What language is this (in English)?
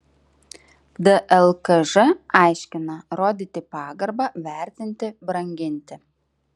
Lithuanian